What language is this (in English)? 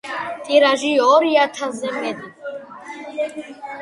Georgian